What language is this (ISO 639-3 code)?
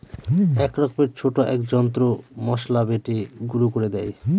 ben